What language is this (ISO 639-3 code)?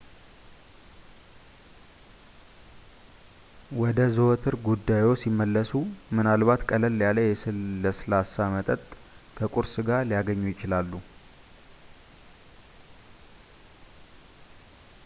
amh